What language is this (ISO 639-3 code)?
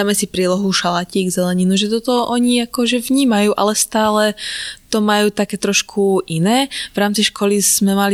slk